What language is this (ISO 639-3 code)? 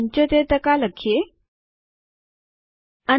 guj